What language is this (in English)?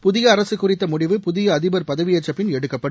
Tamil